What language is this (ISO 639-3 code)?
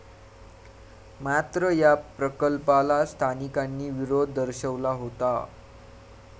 mar